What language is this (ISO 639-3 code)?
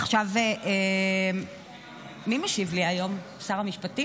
heb